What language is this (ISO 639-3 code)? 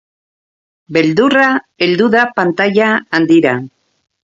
eus